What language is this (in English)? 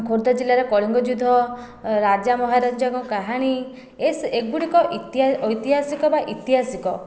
Odia